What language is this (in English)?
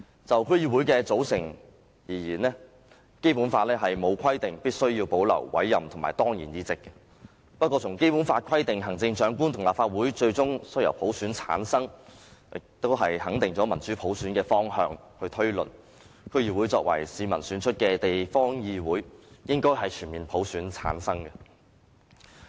Cantonese